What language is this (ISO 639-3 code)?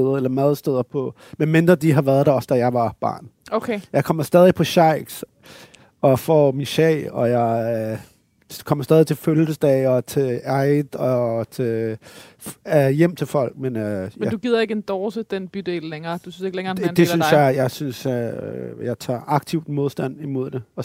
dan